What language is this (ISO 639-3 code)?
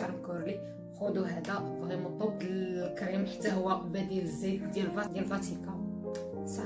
ara